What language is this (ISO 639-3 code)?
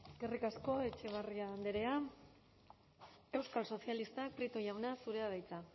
eus